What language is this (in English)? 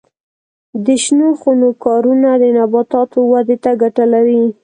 Pashto